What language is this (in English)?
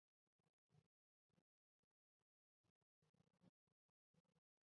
Chinese